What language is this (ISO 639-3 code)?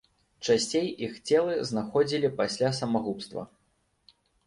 bel